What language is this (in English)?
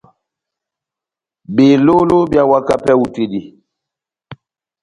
Batanga